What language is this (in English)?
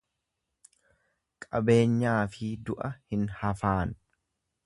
Oromo